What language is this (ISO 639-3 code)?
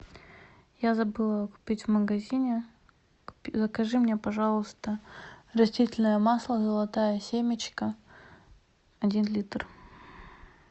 rus